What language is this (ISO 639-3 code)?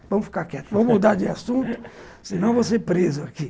por